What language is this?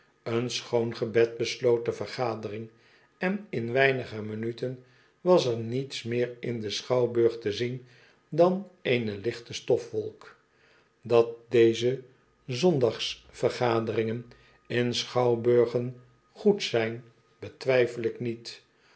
Dutch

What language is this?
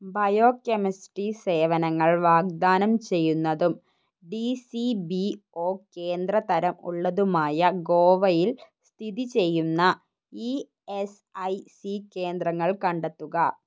Malayalam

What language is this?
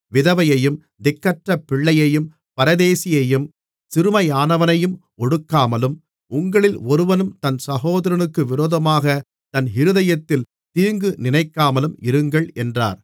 Tamil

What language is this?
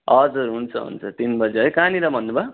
Nepali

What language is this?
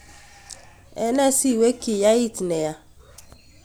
Kalenjin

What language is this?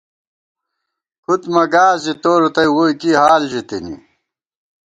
Gawar-Bati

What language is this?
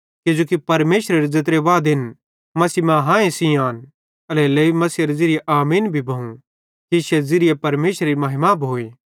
Bhadrawahi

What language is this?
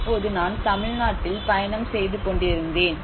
Tamil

